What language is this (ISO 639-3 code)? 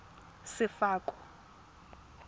tsn